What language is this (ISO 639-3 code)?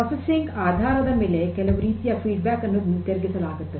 kan